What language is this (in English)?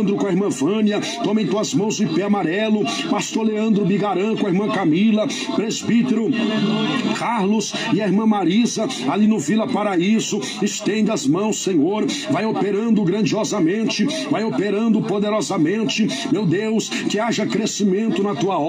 Portuguese